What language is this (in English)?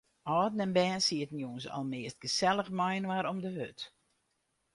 Western Frisian